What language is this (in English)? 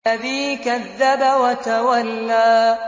Arabic